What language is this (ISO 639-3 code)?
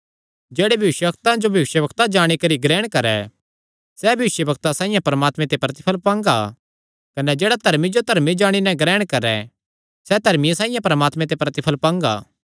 xnr